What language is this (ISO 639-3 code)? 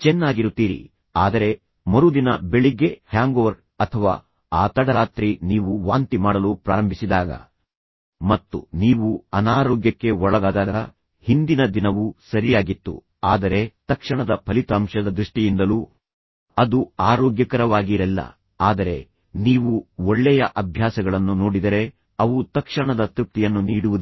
kan